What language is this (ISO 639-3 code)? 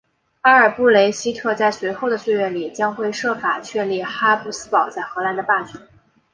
zho